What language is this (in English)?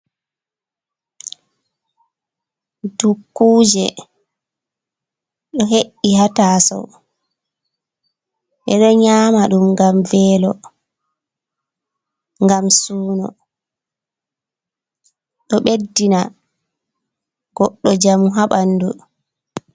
Fula